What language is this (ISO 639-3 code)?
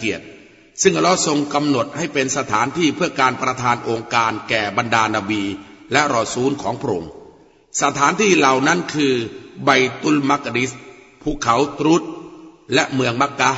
tha